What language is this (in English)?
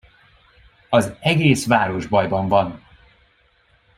Hungarian